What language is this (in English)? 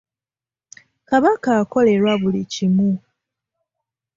Ganda